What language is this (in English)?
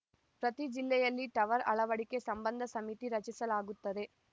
Kannada